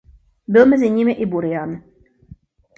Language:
Czech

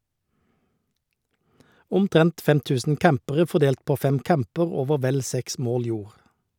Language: Norwegian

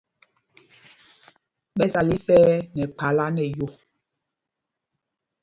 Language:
Mpumpong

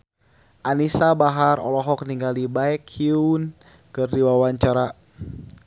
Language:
Sundanese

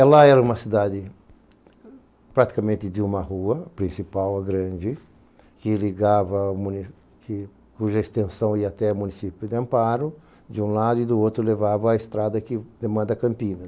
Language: Portuguese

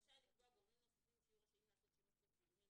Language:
Hebrew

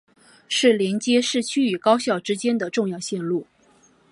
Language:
Chinese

